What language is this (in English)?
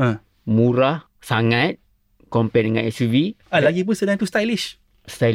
Malay